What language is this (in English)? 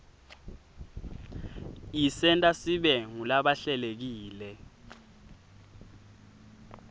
Swati